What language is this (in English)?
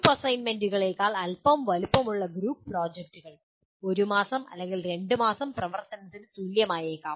Malayalam